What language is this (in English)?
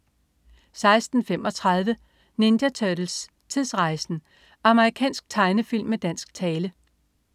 Danish